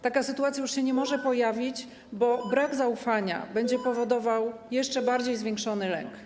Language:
Polish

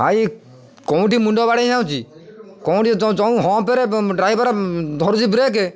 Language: Odia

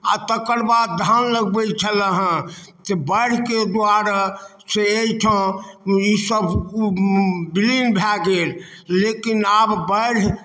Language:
Maithili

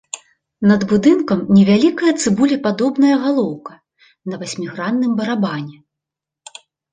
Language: Belarusian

